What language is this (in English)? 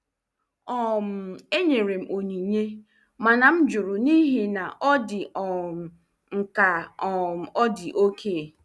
Igbo